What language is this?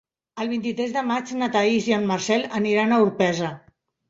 Catalan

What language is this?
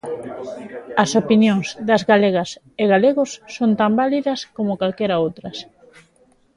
Galician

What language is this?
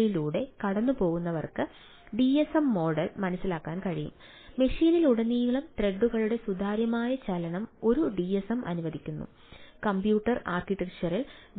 Malayalam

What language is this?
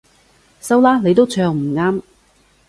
Cantonese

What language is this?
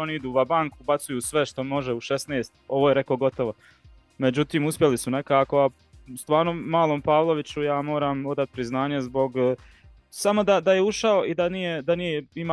Croatian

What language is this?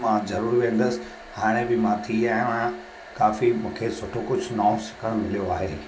Sindhi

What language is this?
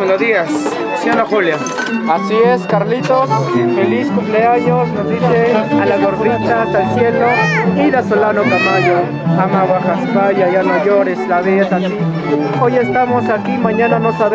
Spanish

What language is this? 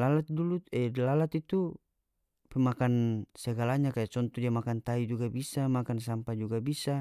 North Moluccan Malay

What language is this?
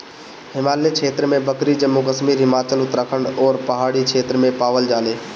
Bhojpuri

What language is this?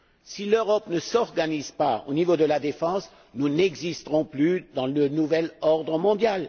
French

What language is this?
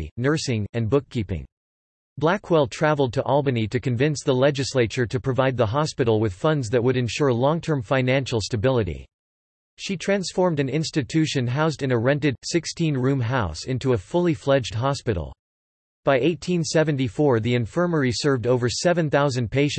English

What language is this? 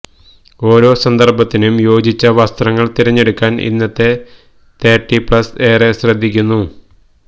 Malayalam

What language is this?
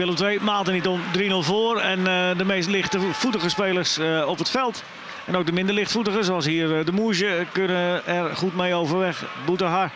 Dutch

